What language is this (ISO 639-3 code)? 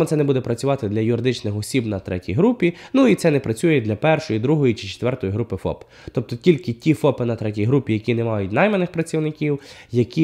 ukr